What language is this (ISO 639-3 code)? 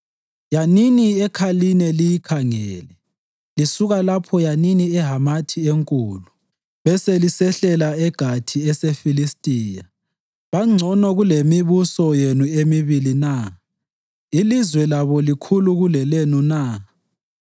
nde